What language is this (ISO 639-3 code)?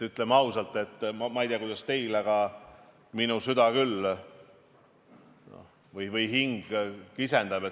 est